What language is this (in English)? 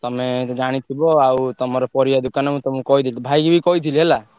Odia